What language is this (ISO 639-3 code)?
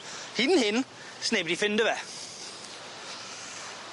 cym